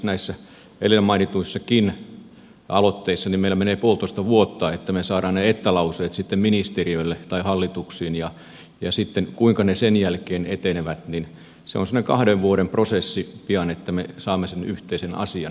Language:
Finnish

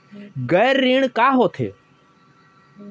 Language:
Chhattisgarhi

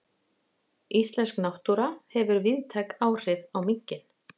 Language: Icelandic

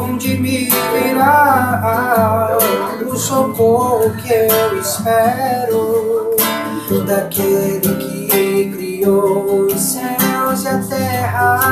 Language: Indonesian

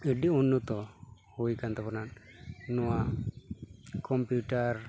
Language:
Santali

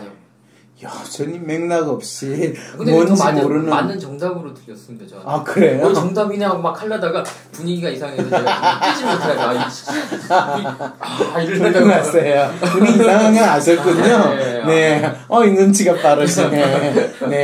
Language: Korean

